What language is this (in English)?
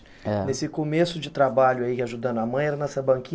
Portuguese